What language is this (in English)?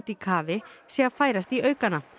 Icelandic